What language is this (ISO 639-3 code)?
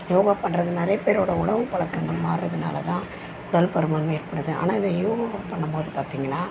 tam